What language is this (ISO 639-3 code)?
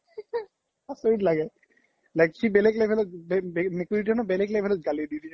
asm